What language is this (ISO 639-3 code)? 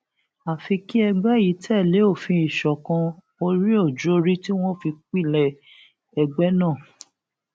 yor